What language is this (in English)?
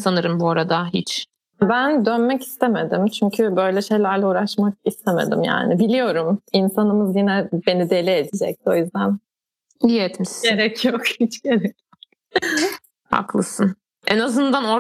Turkish